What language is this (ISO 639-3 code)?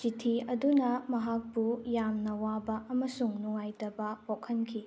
mni